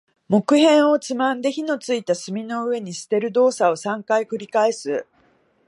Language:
Japanese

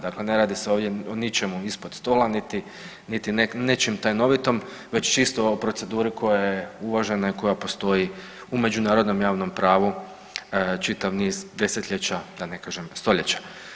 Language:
Croatian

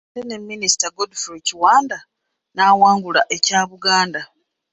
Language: Ganda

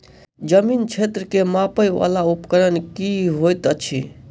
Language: Maithili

